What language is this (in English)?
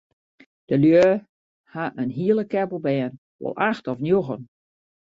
Western Frisian